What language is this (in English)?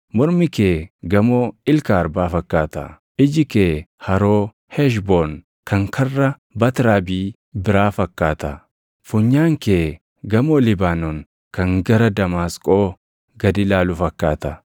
Oromo